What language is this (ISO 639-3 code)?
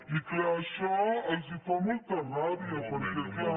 cat